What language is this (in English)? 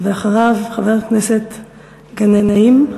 Hebrew